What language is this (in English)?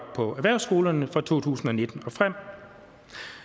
Danish